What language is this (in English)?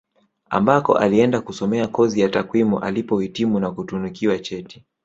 Swahili